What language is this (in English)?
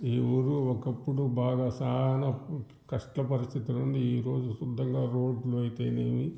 Telugu